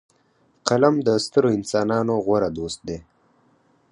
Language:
Pashto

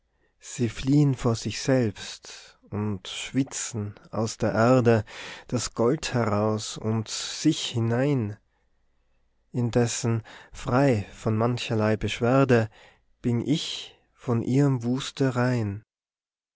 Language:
German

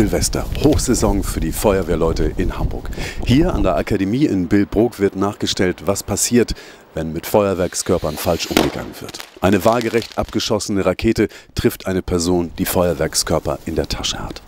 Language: German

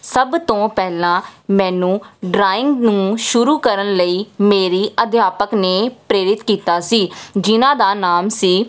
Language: Punjabi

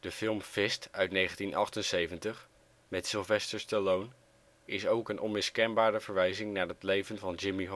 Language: Dutch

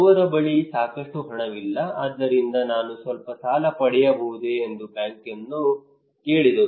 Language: Kannada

